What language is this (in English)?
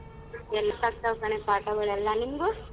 Kannada